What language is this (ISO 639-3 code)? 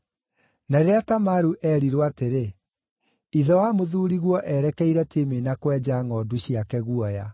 kik